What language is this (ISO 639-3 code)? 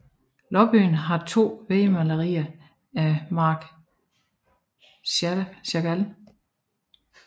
dan